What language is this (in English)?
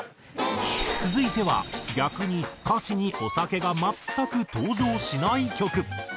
Japanese